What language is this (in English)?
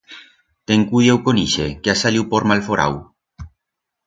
Aragonese